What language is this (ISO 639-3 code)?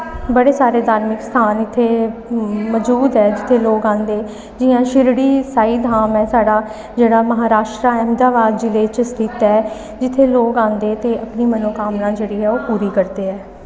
doi